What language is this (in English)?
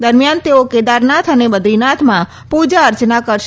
Gujarati